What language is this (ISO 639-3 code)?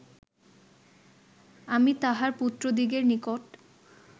ben